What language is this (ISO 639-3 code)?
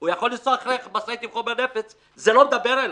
heb